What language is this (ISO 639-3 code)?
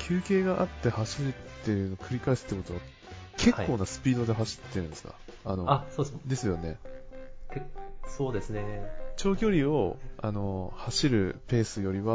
jpn